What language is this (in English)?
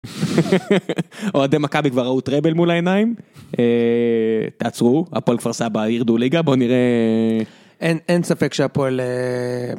Hebrew